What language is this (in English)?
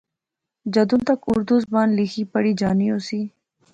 Pahari-Potwari